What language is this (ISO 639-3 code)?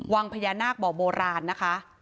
tha